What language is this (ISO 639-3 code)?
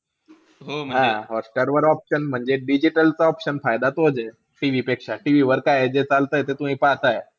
mar